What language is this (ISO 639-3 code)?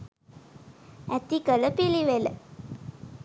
sin